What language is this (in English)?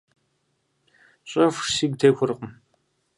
Kabardian